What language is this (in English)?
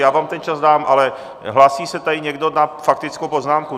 Czech